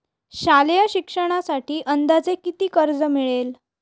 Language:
Marathi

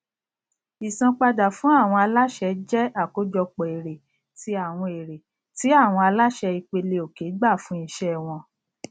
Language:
Yoruba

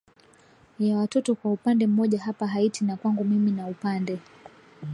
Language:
Swahili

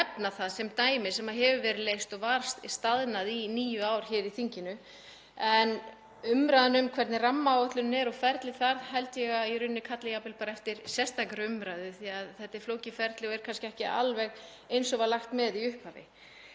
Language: Icelandic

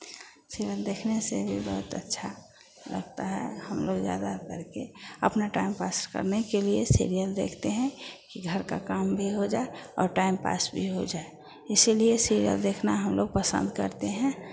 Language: Hindi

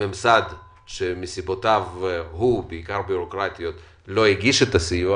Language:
Hebrew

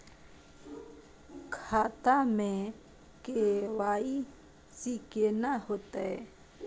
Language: Maithili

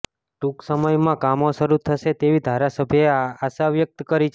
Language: Gujarati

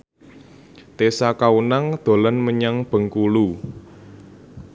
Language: Javanese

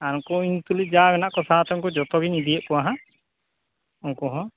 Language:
Santali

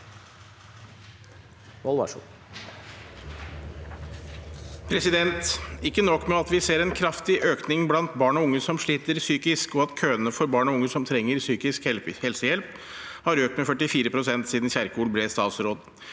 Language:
Norwegian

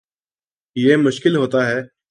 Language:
Urdu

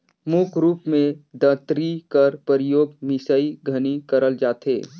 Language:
Chhattisgarhi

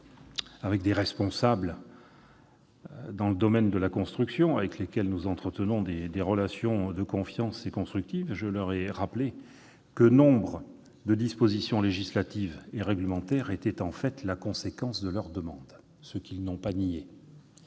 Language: French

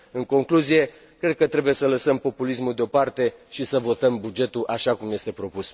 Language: Romanian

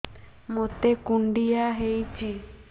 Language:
Odia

